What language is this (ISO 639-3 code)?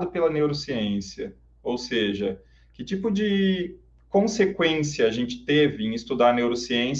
por